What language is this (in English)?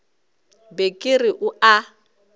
Northern Sotho